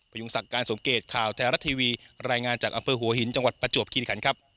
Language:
Thai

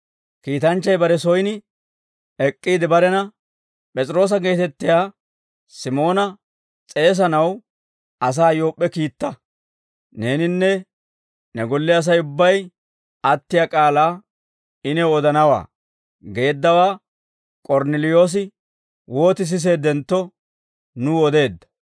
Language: Dawro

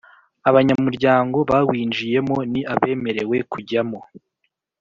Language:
Kinyarwanda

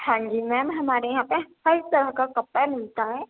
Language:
Urdu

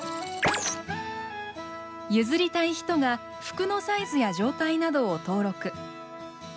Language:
Japanese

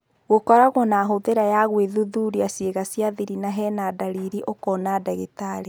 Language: Kikuyu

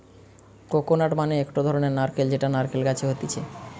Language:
Bangla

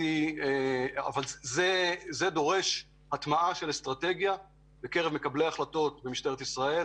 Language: Hebrew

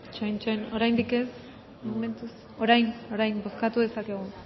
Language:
Basque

